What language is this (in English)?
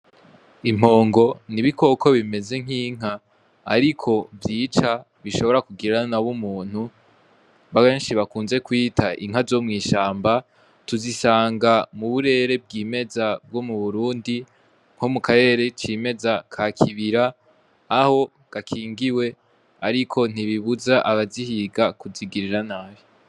Rundi